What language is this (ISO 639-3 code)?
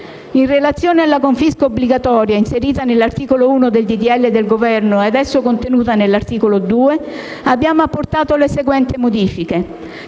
ita